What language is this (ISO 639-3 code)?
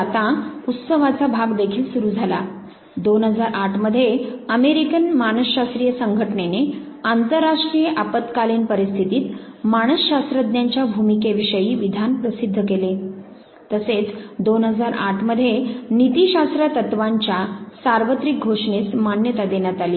mar